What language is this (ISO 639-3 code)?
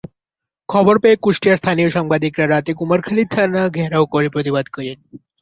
ben